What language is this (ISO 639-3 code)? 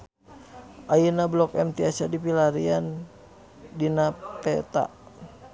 sun